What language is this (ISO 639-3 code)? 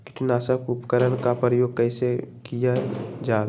mag